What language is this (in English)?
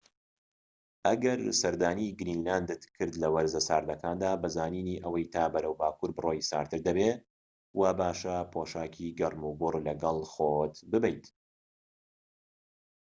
Central Kurdish